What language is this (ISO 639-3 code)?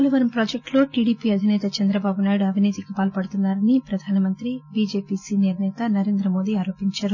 tel